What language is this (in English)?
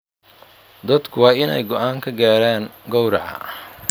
Somali